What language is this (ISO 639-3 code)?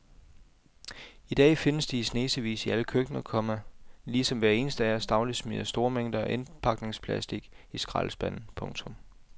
dan